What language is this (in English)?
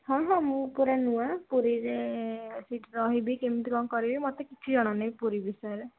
Odia